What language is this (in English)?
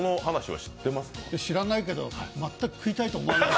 Japanese